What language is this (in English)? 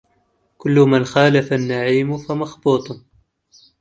Arabic